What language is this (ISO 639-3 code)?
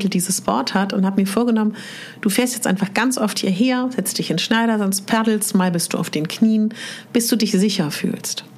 deu